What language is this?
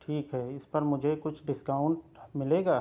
Urdu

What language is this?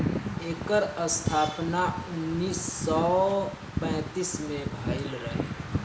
Bhojpuri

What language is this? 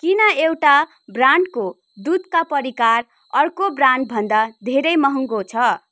Nepali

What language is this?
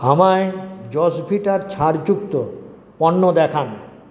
Bangla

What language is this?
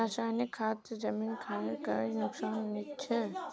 Magahi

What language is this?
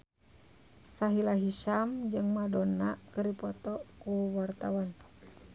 Sundanese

